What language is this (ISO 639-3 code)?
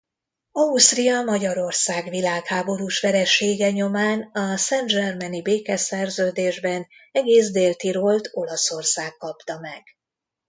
hun